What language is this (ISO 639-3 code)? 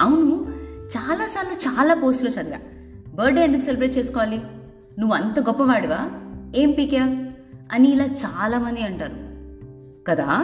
tel